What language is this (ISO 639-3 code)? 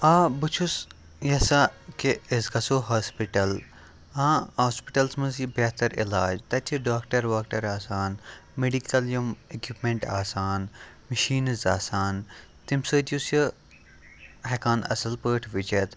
kas